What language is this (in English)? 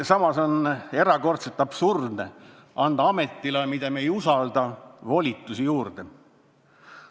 Estonian